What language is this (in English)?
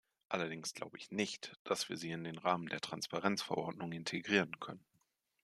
German